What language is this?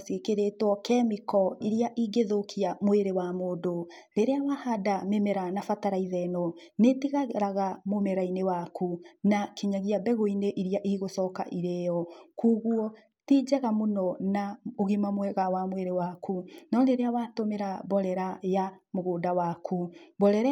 Kikuyu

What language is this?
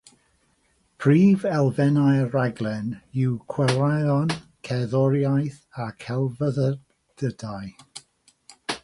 Welsh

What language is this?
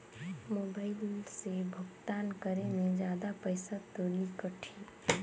Chhattisgarhi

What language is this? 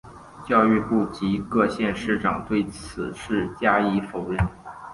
Chinese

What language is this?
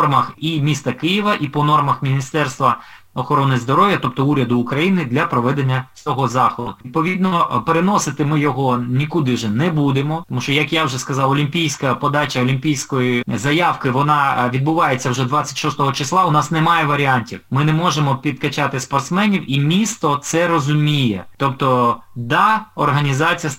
Ukrainian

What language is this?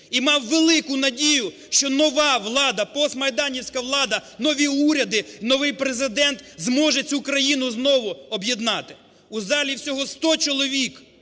Ukrainian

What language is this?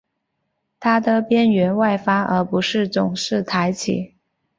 Chinese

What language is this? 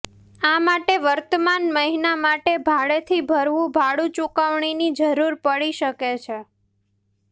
Gujarati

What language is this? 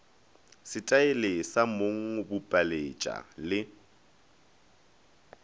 Northern Sotho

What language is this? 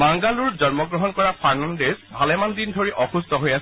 Assamese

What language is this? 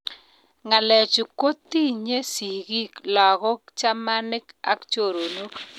Kalenjin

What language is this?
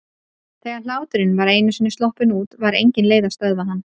Icelandic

